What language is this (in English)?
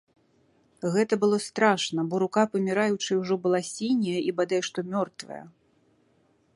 Belarusian